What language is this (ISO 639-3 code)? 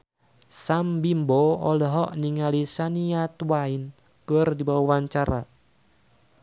sun